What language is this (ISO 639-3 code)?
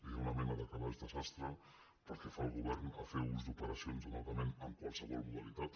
cat